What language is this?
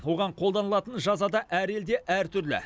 Kazakh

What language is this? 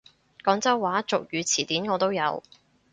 Cantonese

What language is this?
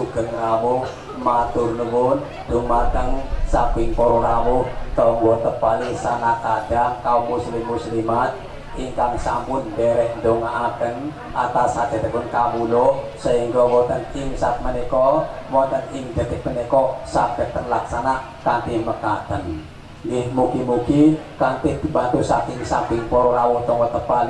Indonesian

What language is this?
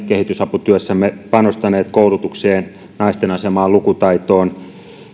Finnish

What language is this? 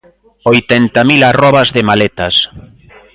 Galician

